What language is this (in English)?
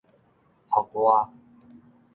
Min Nan Chinese